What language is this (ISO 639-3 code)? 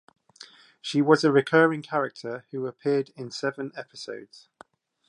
eng